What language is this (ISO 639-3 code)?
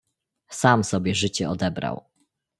pol